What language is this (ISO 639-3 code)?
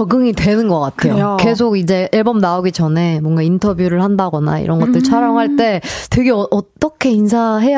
kor